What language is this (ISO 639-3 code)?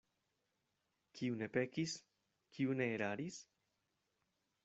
epo